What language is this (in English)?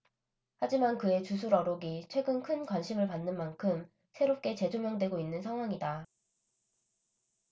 Korean